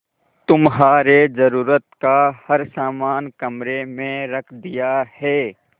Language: Hindi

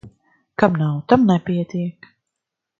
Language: Latvian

